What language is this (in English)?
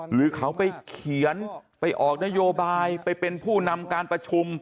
Thai